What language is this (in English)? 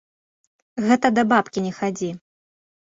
Belarusian